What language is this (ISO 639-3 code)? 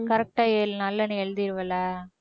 tam